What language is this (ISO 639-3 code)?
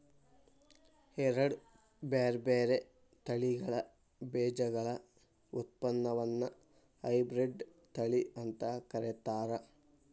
kan